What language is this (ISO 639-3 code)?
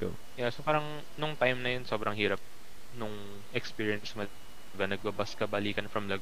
fil